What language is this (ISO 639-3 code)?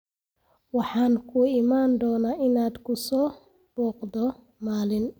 som